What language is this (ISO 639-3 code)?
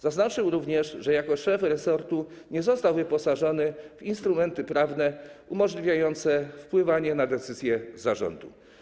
pol